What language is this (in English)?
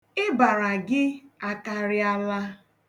Igbo